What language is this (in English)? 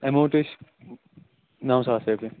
Kashmiri